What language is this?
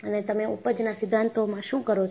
Gujarati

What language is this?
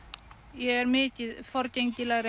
Icelandic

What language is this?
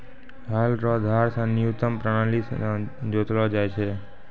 Maithili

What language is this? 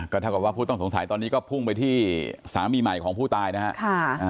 Thai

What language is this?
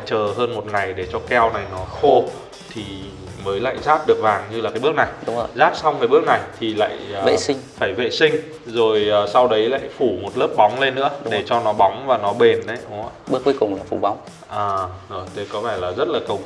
Vietnamese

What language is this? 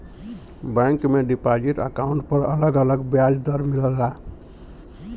Bhojpuri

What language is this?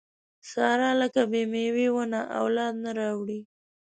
Pashto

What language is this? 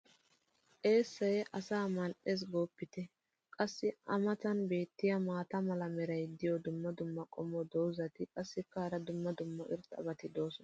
Wolaytta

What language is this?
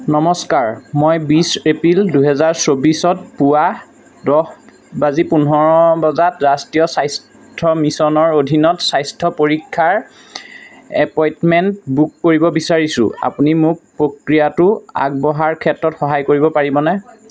Assamese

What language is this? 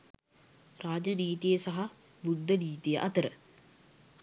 Sinhala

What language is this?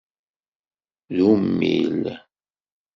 Kabyle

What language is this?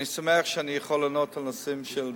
Hebrew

